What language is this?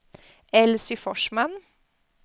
Swedish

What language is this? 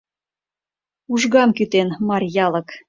Mari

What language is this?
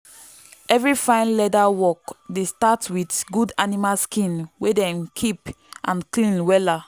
Nigerian Pidgin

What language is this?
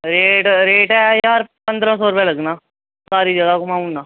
Dogri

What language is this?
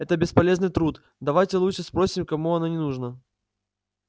Russian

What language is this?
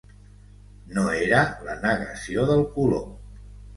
Catalan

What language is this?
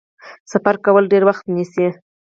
Pashto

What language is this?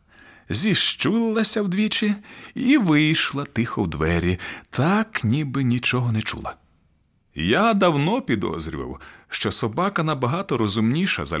Ukrainian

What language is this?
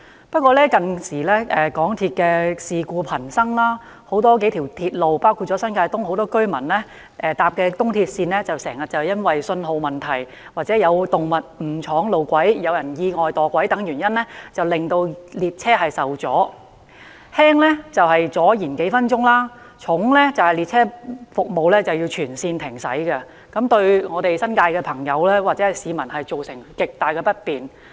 Cantonese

